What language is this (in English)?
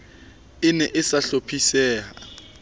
Southern Sotho